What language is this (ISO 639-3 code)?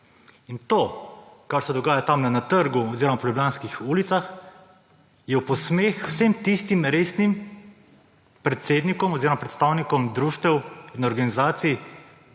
slv